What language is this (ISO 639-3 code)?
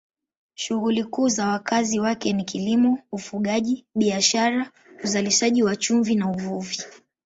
swa